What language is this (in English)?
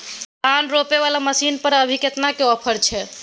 Maithili